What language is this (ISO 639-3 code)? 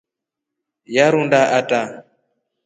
rof